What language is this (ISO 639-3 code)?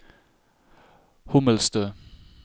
nor